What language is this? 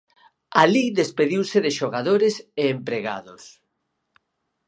Galician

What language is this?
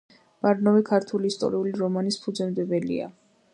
Georgian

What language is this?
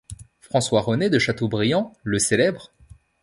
French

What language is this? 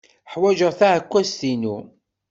Kabyle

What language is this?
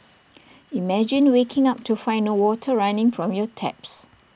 English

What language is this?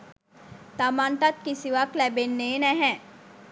Sinhala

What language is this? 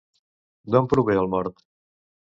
Catalan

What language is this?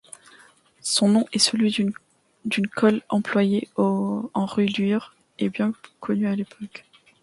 French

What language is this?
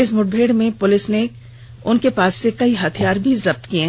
Hindi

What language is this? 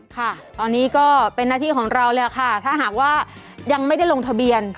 Thai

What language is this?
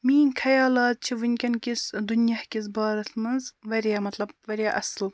Kashmiri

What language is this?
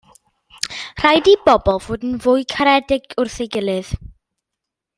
Welsh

